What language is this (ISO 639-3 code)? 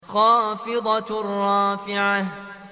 ara